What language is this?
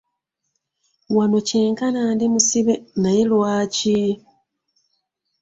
Ganda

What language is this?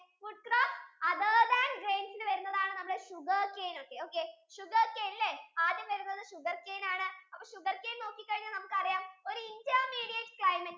Malayalam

